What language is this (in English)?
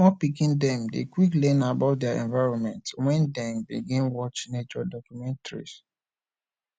Nigerian Pidgin